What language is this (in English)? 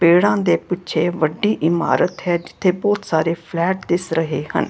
Punjabi